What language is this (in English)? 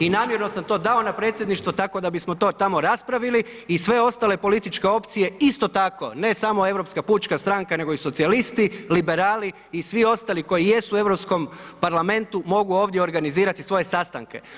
Croatian